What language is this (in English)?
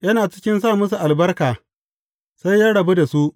Hausa